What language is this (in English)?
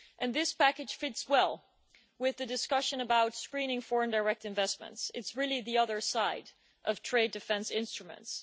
English